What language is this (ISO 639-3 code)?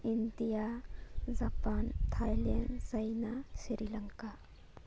mni